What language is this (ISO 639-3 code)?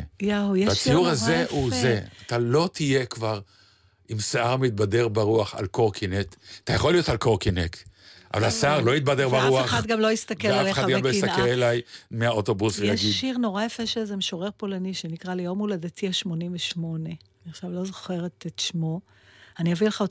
heb